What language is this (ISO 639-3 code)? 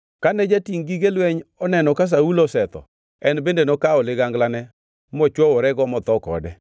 luo